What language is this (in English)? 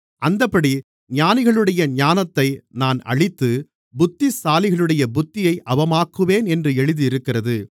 Tamil